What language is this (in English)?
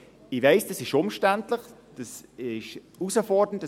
Swiss German